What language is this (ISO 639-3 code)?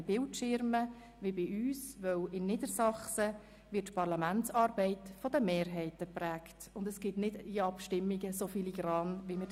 gsw